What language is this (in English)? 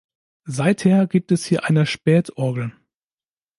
German